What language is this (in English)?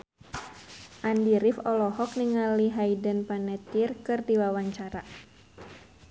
Sundanese